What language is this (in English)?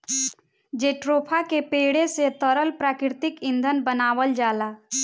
Bhojpuri